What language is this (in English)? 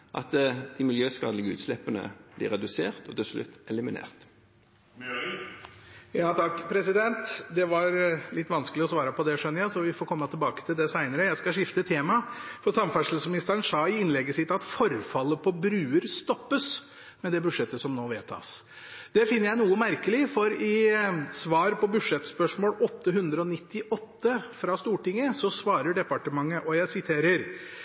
Norwegian Bokmål